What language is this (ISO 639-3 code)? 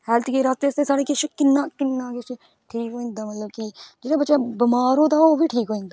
doi